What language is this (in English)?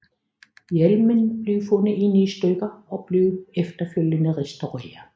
Danish